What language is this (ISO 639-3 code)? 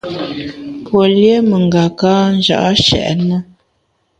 bax